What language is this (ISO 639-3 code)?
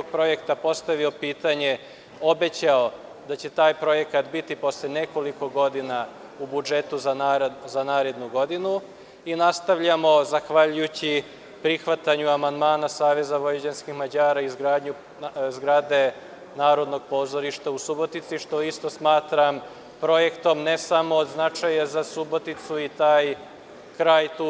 srp